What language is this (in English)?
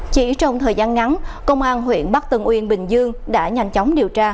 Vietnamese